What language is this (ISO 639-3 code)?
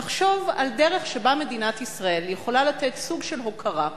heb